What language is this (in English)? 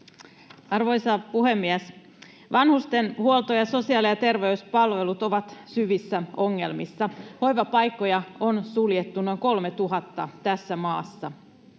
Finnish